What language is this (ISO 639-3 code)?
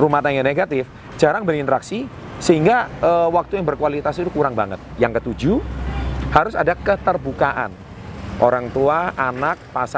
ind